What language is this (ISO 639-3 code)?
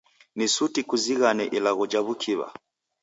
dav